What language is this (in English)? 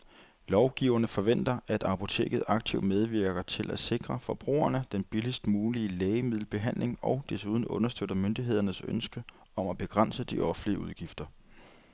Danish